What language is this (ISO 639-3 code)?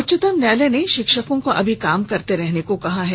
hin